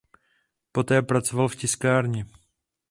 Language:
Czech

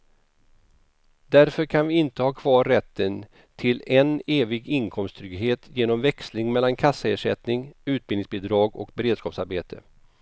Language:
Swedish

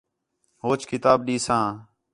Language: Khetrani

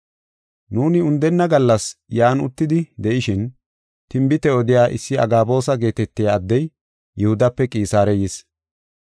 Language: Gofa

